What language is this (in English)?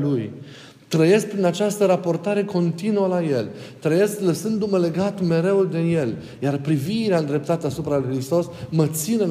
Romanian